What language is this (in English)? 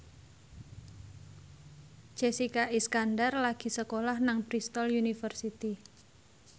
Javanese